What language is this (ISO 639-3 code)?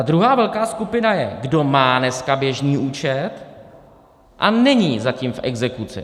ces